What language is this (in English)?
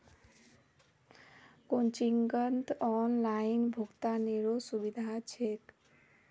Magahi